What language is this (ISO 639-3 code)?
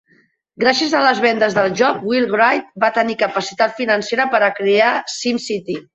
cat